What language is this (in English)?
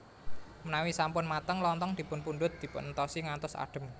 Javanese